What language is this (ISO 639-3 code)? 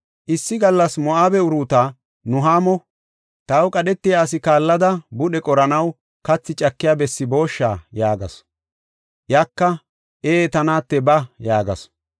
gof